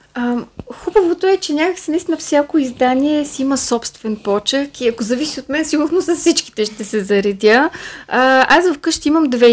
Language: Bulgarian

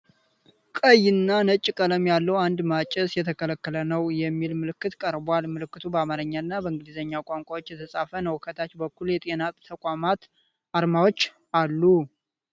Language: Amharic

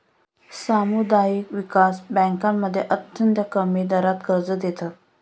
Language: Marathi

